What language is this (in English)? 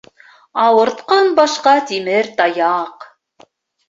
Bashkir